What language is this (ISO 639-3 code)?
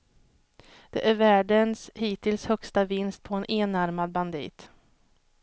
swe